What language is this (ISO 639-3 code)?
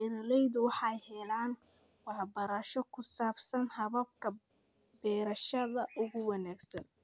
som